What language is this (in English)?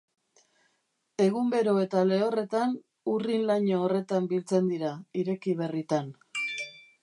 Basque